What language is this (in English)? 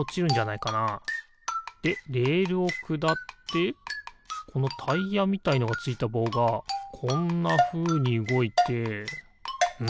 Japanese